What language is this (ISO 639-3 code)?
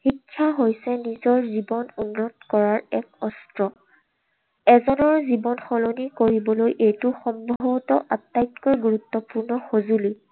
asm